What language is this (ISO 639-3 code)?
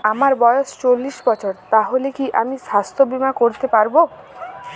ben